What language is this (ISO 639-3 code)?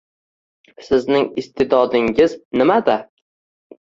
uzb